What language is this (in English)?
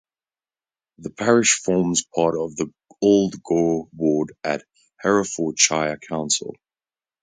English